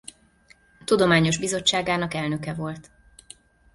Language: Hungarian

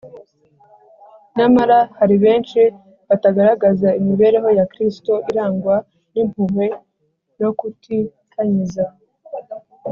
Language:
Kinyarwanda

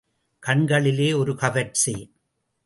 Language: Tamil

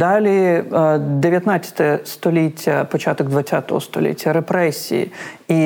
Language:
Ukrainian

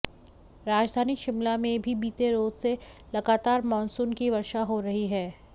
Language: Hindi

